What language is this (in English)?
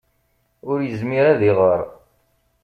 Kabyle